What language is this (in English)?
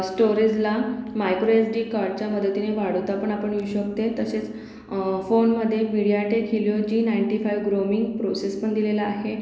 Marathi